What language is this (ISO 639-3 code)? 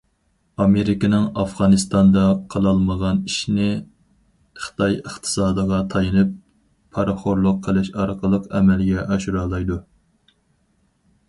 uig